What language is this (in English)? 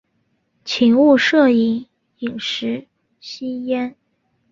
Chinese